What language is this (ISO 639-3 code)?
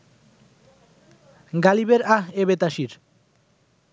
ben